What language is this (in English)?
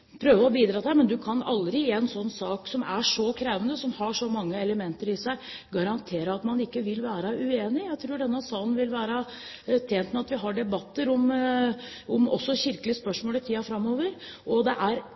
Norwegian Bokmål